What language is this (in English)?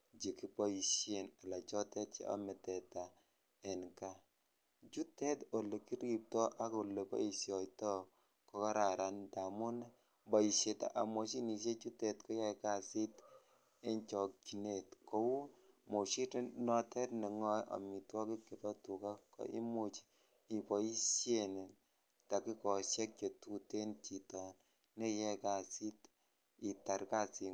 Kalenjin